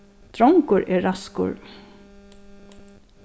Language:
Faroese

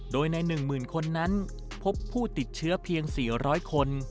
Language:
Thai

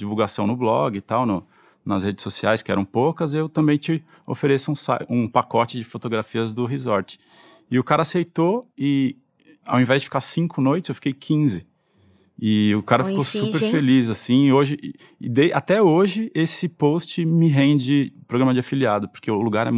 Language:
Portuguese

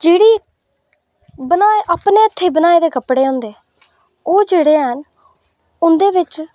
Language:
Dogri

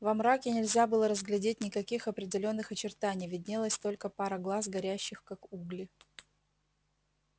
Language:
Russian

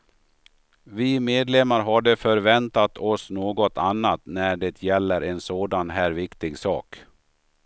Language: Swedish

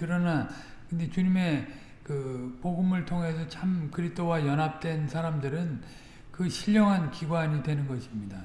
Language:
Korean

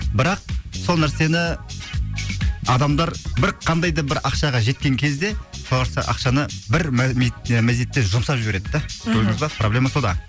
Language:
Kazakh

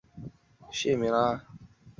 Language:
Chinese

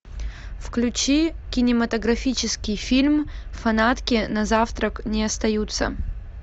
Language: Russian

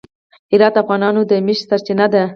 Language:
Pashto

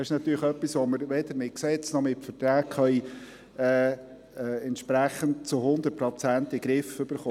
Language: Swiss German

